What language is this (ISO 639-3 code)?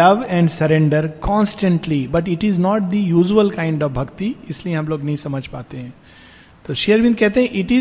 hin